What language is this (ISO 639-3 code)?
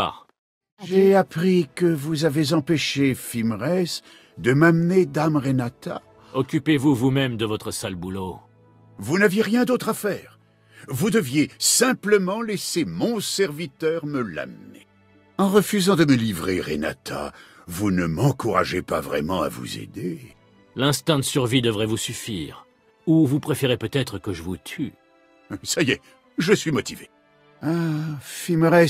fra